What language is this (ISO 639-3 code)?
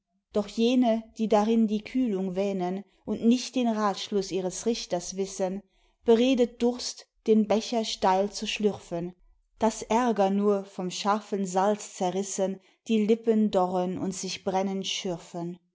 deu